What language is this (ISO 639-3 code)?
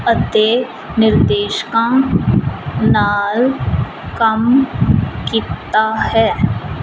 pan